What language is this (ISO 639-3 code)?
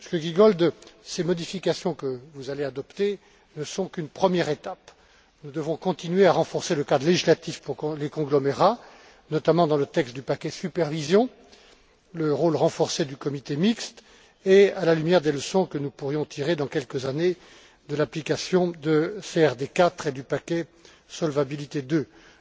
fra